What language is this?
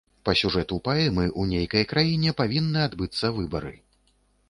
Belarusian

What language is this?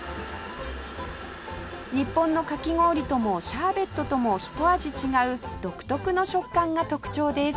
Japanese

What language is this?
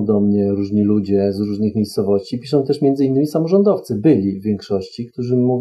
Polish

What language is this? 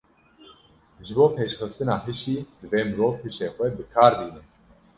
Kurdish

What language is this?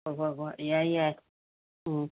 Manipuri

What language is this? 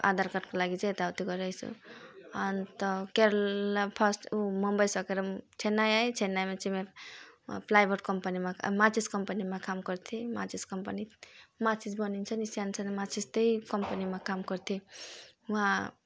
Nepali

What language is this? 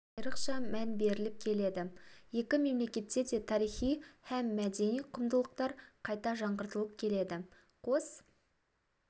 Kazakh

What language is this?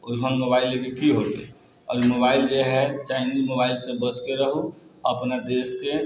Maithili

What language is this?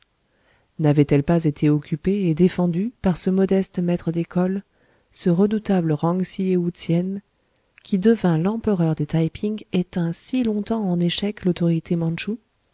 French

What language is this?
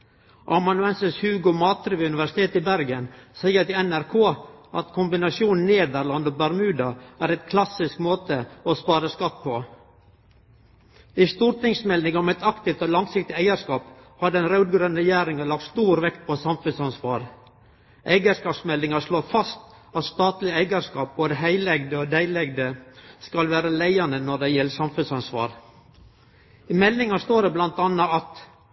Norwegian Nynorsk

